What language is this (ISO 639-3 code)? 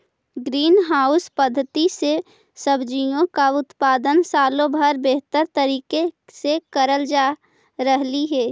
mag